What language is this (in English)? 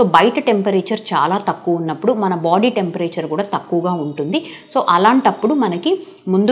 Telugu